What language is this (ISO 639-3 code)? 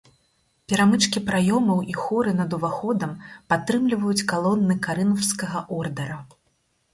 bel